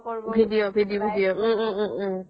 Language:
Assamese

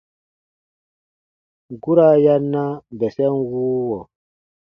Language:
Baatonum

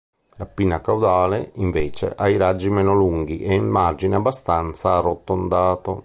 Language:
Italian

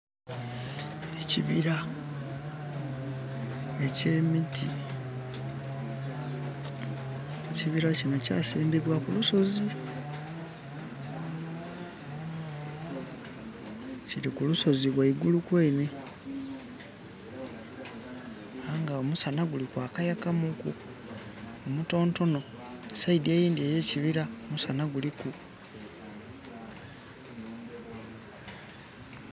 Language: Soga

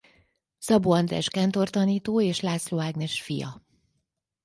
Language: Hungarian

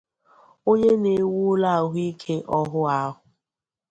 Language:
Igbo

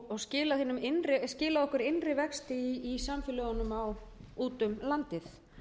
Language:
Icelandic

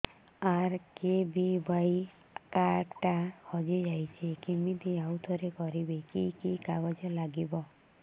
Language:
Odia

